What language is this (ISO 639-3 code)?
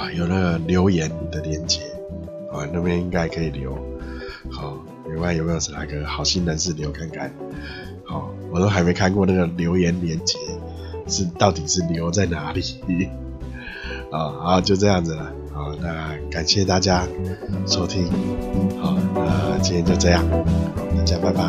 zho